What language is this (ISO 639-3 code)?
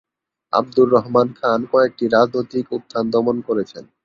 ben